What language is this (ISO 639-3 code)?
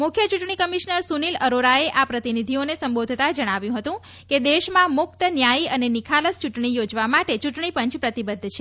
guj